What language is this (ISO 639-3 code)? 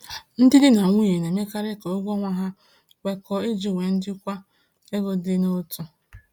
ibo